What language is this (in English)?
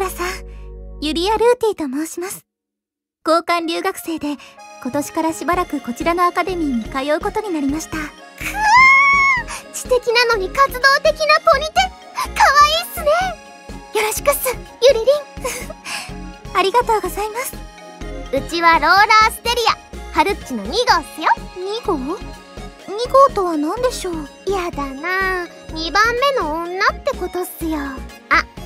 Japanese